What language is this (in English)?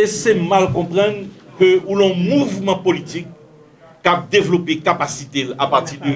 French